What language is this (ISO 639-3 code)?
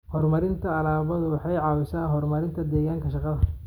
som